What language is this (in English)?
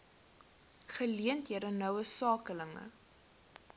Afrikaans